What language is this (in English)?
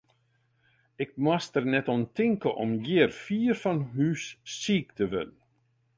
Western Frisian